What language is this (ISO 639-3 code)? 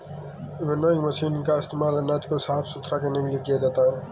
hin